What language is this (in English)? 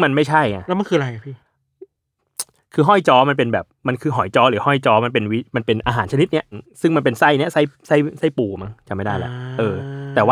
Thai